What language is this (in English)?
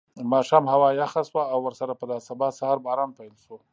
Pashto